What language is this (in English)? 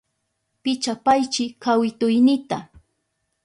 Southern Pastaza Quechua